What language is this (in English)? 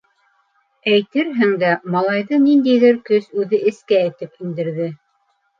Bashkir